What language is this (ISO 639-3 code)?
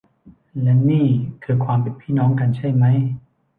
tha